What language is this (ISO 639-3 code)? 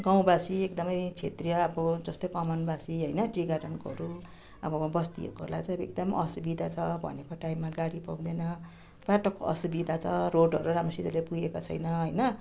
nep